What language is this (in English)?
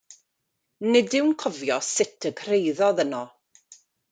Welsh